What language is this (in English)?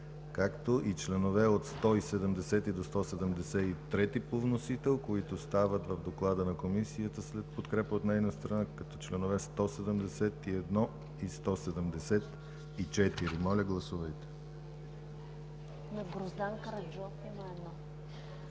Bulgarian